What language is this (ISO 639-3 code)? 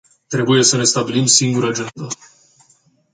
ron